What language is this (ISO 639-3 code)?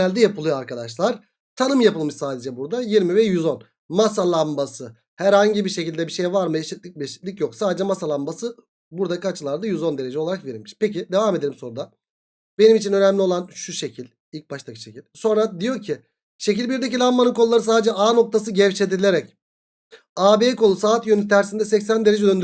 tur